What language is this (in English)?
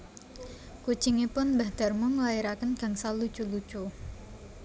Javanese